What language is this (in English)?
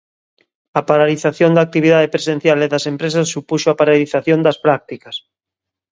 Galician